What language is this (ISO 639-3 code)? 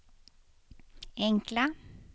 swe